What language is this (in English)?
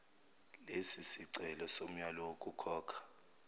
Zulu